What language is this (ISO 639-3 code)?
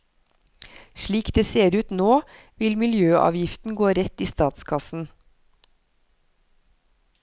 nor